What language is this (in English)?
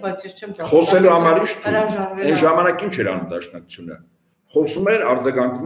Romanian